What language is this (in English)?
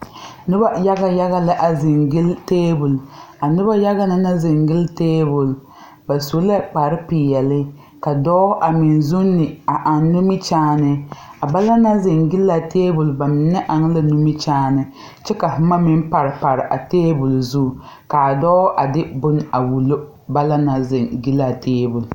Southern Dagaare